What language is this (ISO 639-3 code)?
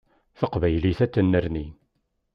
kab